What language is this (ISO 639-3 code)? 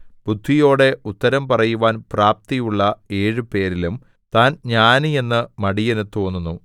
mal